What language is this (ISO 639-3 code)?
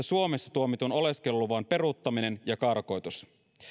fin